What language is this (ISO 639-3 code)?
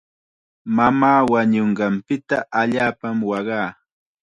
qxa